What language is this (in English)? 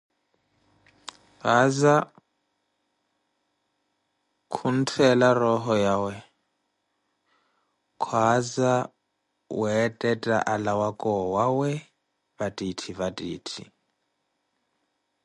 Koti